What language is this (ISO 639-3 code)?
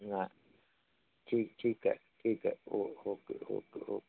mar